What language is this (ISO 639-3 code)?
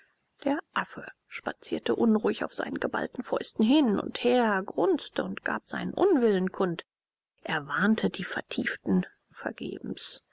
deu